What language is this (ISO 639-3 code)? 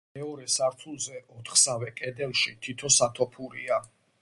kat